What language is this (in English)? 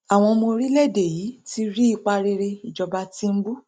Yoruba